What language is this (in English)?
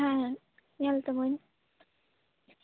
Santali